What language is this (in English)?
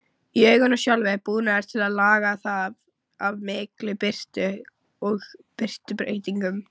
Icelandic